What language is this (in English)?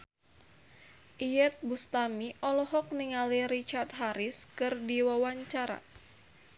Sundanese